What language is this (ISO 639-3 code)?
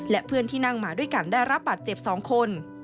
tha